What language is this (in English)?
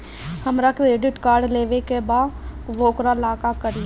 Bhojpuri